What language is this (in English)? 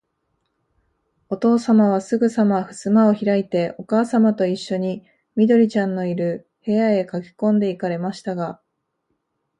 Japanese